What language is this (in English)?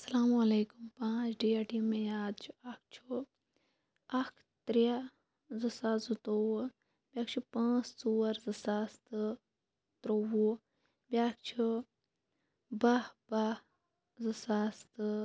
Kashmiri